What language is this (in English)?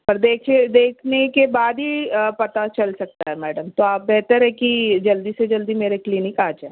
Urdu